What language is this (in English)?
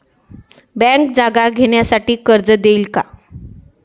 Marathi